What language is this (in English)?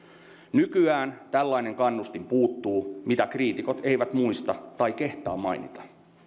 Finnish